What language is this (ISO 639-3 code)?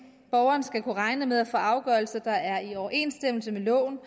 dan